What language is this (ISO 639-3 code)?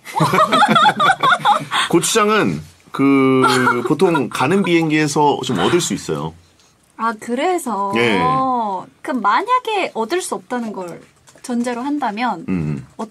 kor